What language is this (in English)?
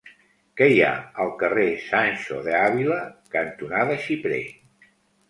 Catalan